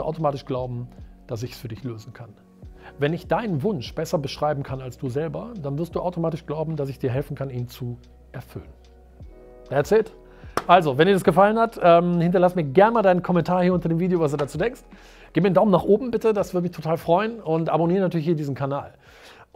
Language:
German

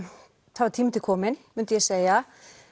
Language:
Icelandic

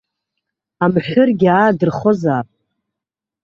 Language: Abkhazian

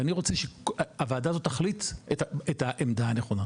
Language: Hebrew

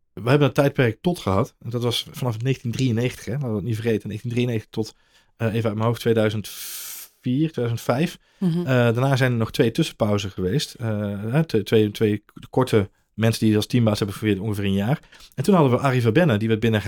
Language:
Dutch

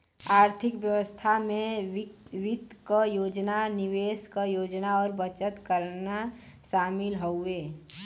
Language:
Bhojpuri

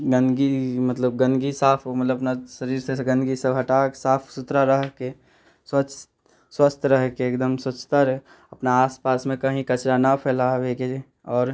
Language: Maithili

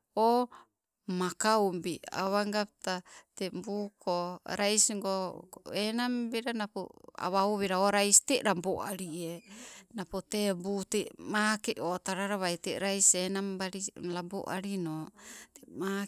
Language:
Sibe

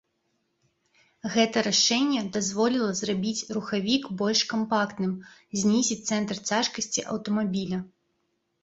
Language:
Belarusian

